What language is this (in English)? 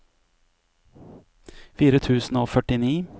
Norwegian